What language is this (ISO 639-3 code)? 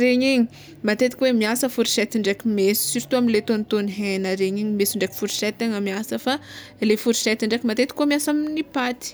xmw